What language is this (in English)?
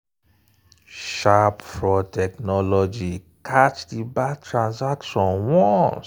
Nigerian Pidgin